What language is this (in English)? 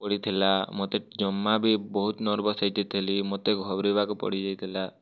Odia